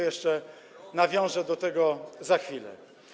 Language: Polish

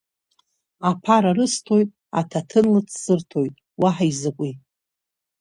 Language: Abkhazian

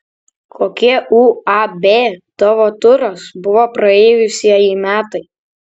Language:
Lithuanian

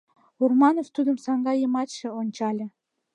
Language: Mari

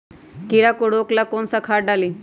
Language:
Magahi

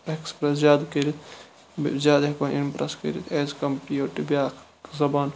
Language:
Kashmiri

